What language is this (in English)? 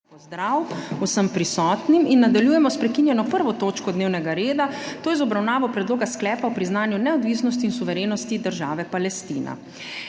Slovenian